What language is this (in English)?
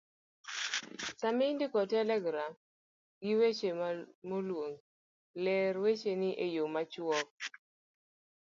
Luo (Kenya and Tanzania)